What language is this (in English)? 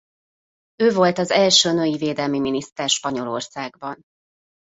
Hungarian